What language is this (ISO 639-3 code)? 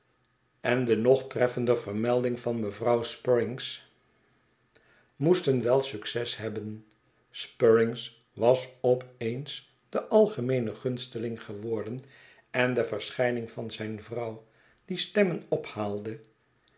nld